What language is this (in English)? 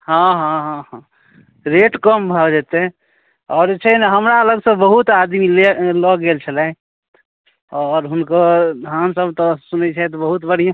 Maithili